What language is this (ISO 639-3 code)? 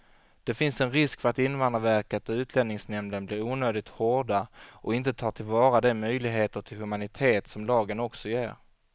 swe